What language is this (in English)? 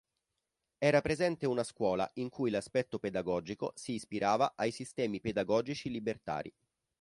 Italian